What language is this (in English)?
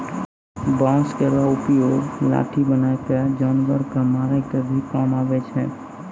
Maithili